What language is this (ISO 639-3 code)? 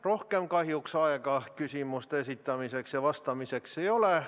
est